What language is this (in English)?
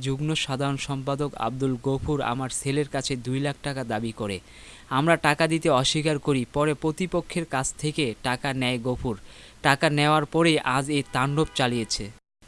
Bangla